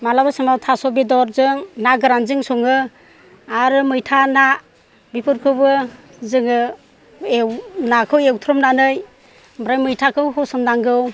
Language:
Bodo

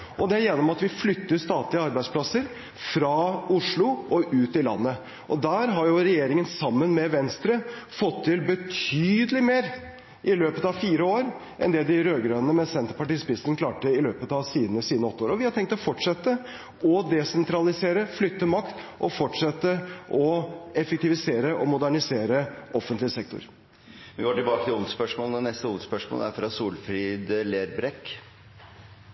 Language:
Norwegian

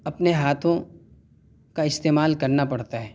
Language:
Urdu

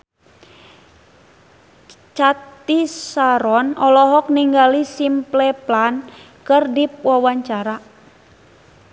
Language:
Sundanese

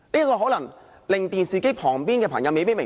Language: Cantonese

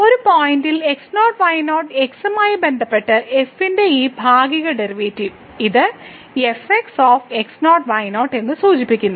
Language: Malayalam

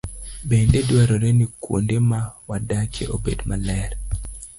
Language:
Luo (Kenya and Tanzania)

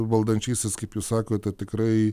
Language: Lithuanian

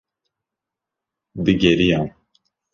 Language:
Kurdish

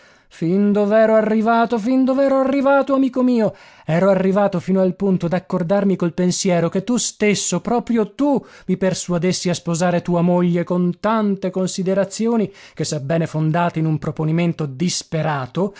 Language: Italian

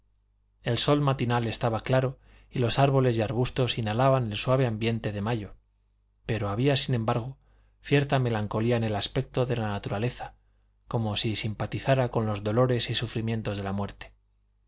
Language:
Spanish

